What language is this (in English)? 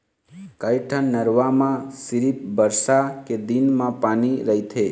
Chhattisgarhi